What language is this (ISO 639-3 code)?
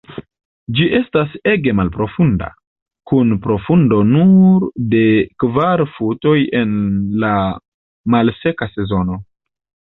epo